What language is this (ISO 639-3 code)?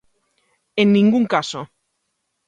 glg